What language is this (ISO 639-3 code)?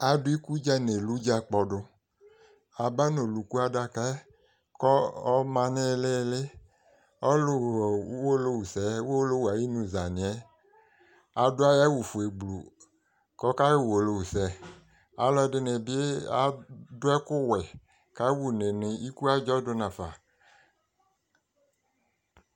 kpo